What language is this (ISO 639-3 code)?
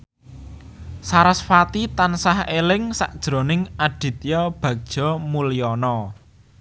jav